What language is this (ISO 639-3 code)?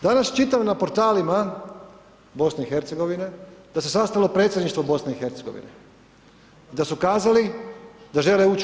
hrv